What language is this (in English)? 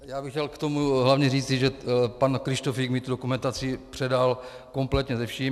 Czech